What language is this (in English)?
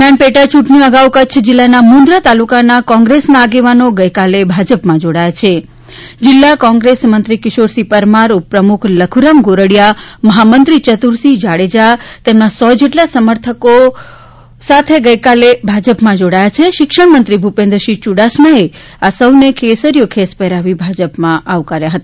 Gujarati